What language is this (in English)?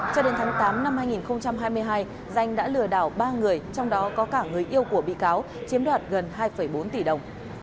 Vietnamese